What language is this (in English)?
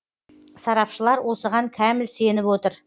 Kazakh